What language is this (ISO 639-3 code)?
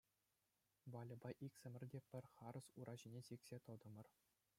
chv